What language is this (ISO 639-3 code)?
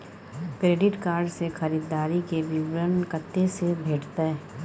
mai